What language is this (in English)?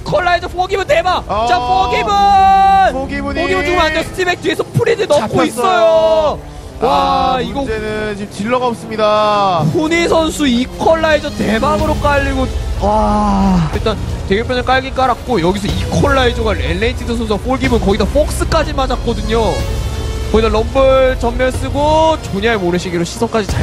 Korean